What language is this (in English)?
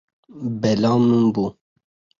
Kurdish